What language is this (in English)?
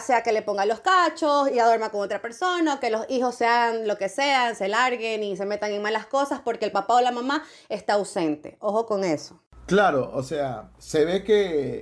Spanish